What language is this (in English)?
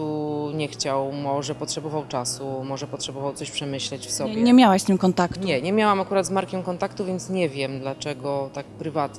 Polish